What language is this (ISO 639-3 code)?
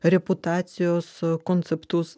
lit